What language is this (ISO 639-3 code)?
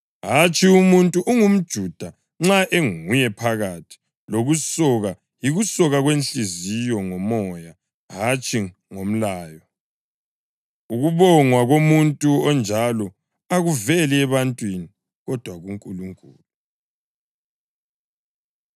nde